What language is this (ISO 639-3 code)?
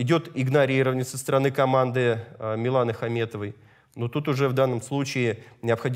rus